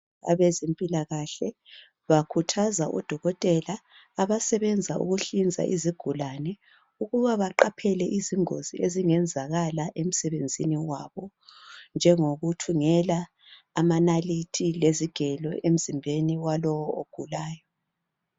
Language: North Ndebele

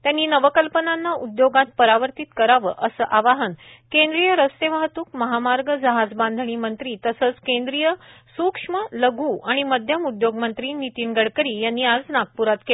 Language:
Marathi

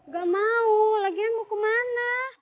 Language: Indonesian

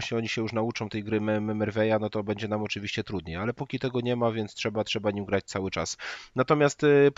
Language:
Polish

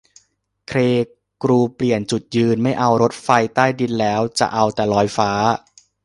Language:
Thai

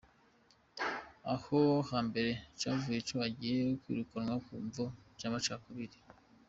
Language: Kinyarwanda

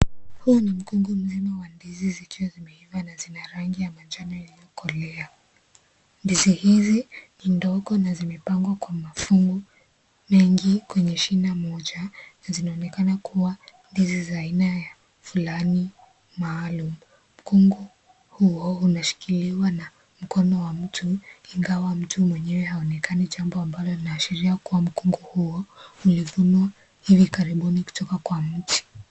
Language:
Swahili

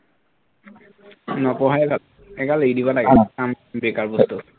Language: Assamese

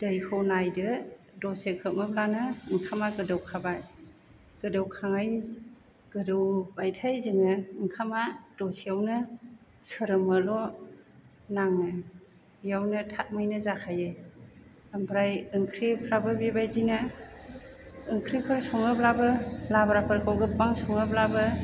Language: Bodo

